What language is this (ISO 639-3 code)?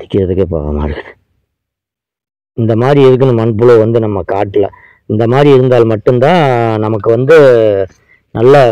tha